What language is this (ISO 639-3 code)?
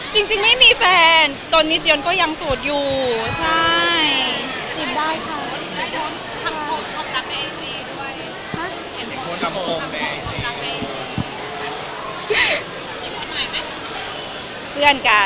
tha